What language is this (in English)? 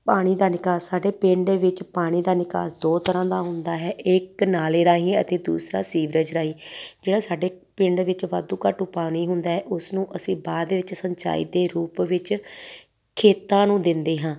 Punjabi